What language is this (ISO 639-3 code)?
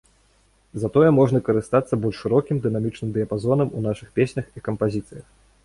bel